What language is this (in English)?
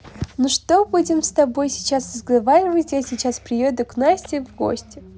Russian